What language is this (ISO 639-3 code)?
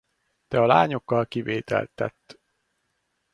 hun